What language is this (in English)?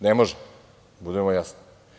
Serbian